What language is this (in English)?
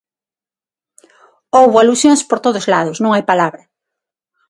Galician